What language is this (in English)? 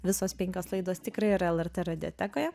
Lithuanian